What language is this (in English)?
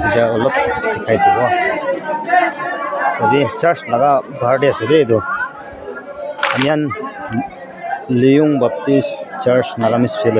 Thai